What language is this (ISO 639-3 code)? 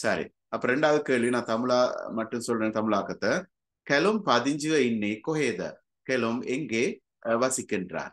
tam